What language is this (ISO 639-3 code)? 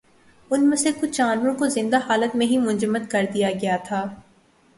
urd